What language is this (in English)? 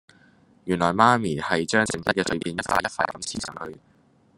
Cantonese